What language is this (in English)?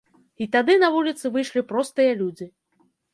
Belarusian